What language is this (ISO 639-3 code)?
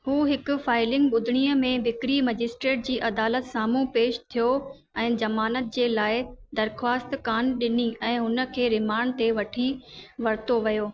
snd